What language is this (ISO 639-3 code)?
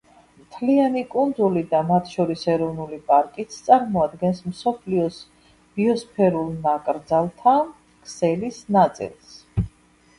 kat